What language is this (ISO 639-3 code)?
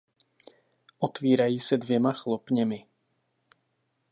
ces